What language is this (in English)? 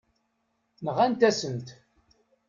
Kabyle